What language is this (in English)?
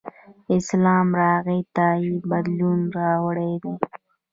Pashto